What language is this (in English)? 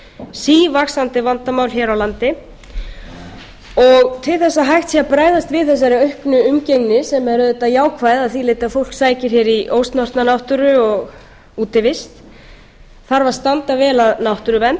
Icelandic